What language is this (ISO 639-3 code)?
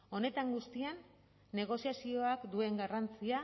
eus